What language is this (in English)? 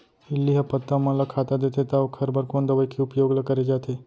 Chhattisgarhi